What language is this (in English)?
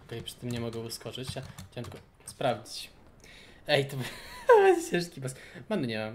Polish